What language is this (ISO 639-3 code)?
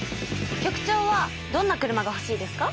jpn